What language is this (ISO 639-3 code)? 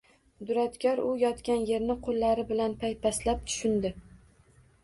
uzb